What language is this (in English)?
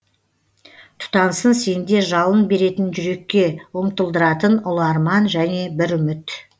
Kazakh